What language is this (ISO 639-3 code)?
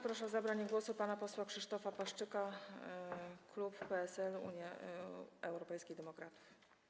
pol